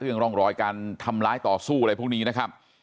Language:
Thai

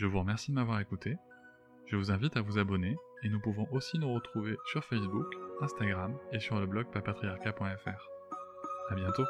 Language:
French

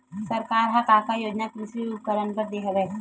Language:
Chhattisgarhi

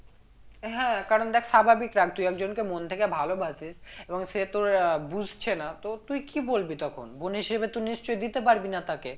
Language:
Bangla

